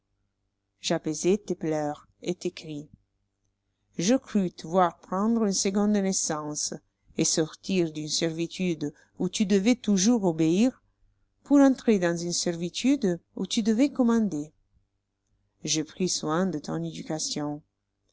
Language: French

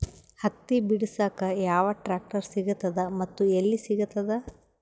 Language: Kannada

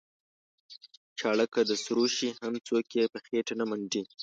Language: Pashto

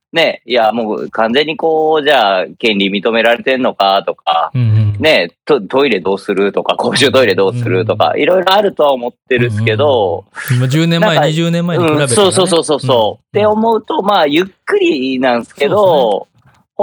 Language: Japanese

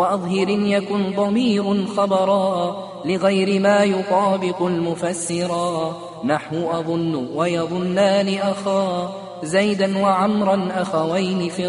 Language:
Arabic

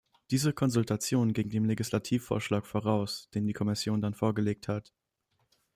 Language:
German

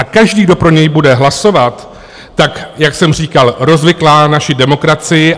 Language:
Czech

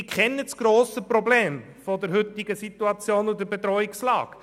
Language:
Swiss German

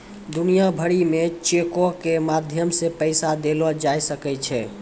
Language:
Maithili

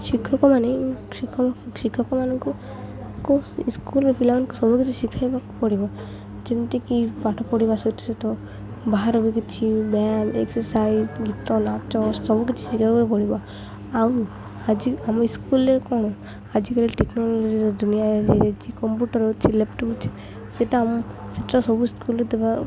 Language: Odia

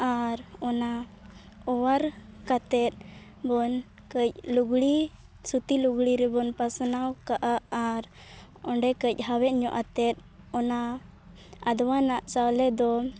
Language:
Santali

